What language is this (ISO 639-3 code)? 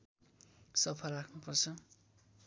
nep